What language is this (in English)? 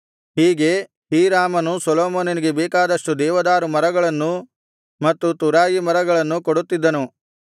Kannada